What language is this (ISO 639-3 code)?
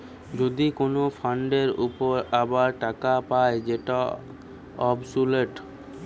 ben